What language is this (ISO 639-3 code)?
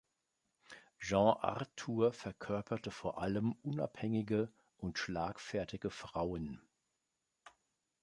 deu